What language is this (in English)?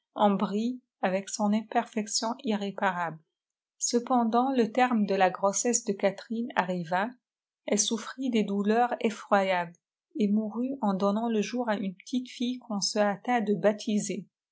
French